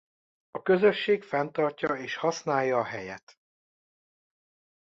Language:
Hungarian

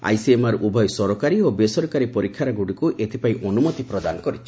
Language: Odia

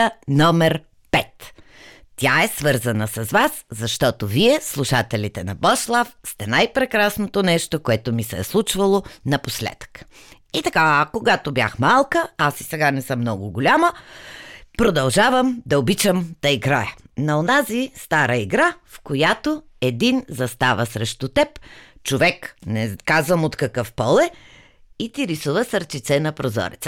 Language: Bulgarian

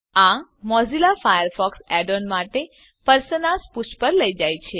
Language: Gujarati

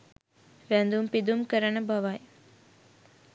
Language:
Sinhala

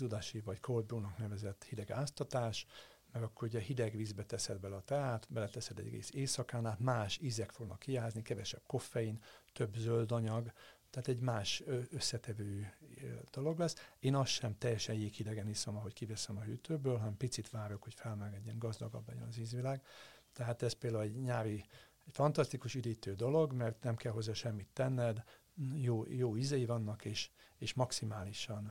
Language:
Hungarian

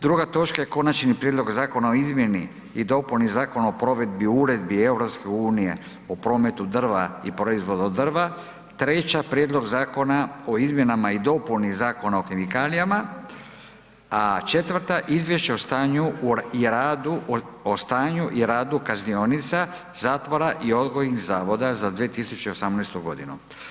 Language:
Croatian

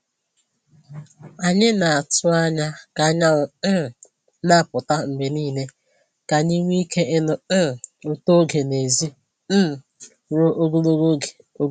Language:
Igbo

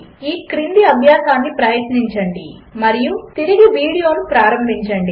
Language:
Telugu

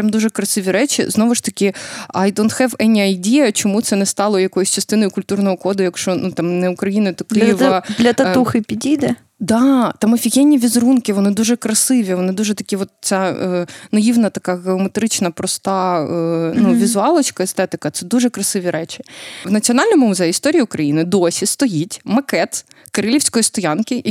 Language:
Ukrainian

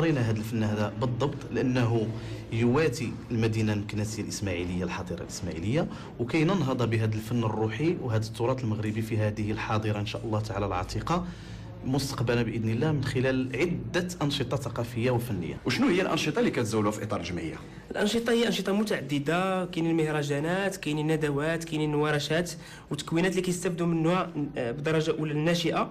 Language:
Arabic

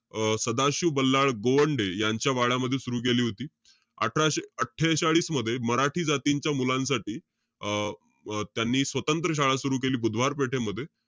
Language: Marathi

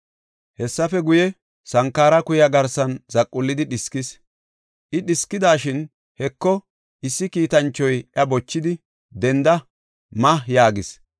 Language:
Gofa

